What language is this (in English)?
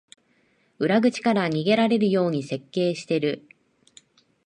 Japanese